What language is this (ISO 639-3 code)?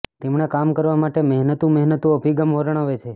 guj